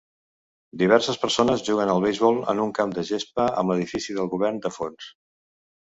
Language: Catalan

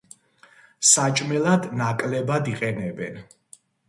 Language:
Georgian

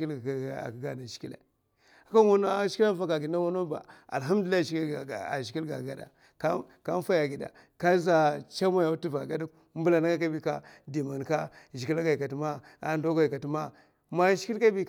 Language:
Mafa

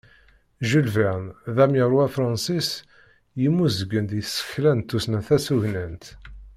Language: Kabyle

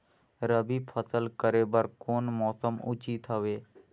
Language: Chhattisgarhi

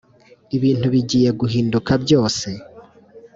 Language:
Kinyarwanda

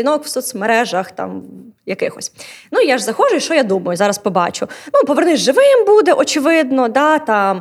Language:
Ukrainian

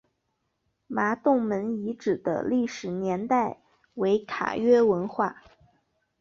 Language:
Chinese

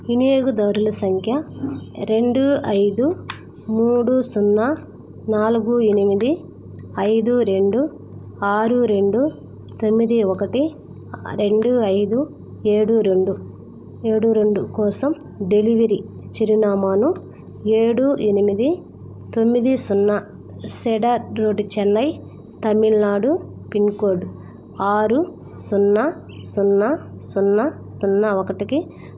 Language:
Telugu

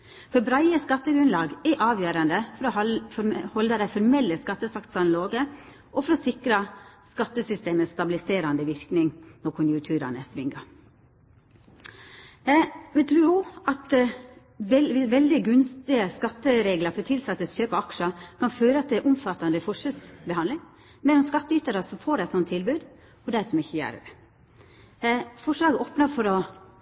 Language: Norwegian Nynorsk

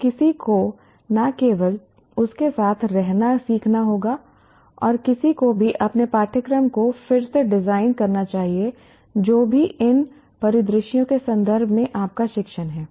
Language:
Hindi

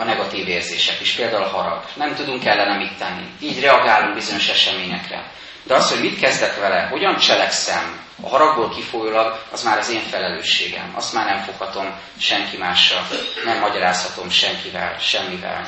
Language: Hungarian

